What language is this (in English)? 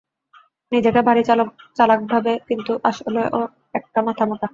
Bangla